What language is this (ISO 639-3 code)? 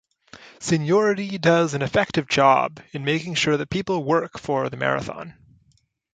eng